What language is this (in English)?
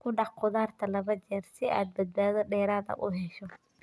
Somali